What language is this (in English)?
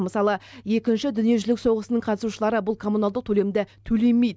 Kazakh